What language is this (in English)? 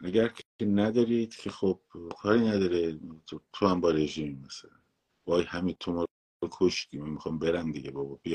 Persian